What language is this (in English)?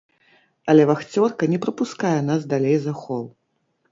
Belarusian